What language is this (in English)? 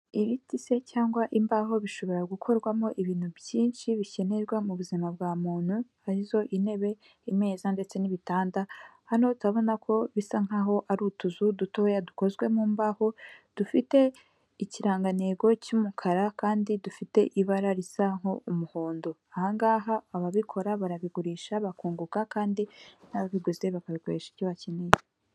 Kinyarwanda